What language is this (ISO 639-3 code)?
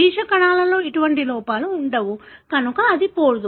tel